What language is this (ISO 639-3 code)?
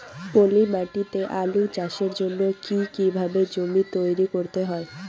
ben